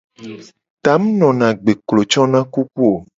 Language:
Gen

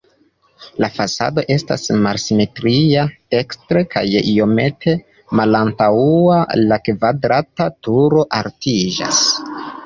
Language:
Esperanto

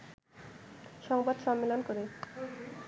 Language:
Bangla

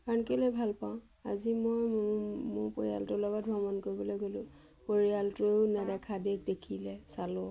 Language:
Assamese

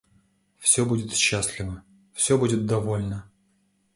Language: Russian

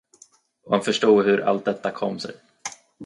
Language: Swedish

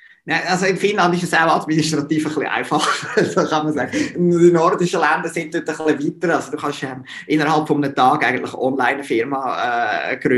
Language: German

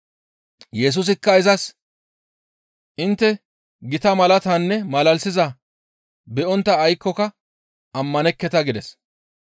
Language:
Gamo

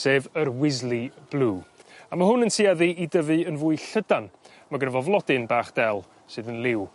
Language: Welsh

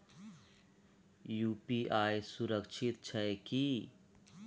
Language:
Maithili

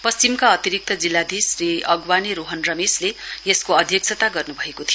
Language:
Nepali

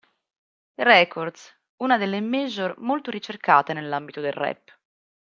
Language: Italian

